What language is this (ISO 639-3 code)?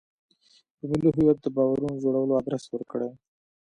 pus